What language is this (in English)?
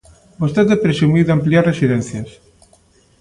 Galician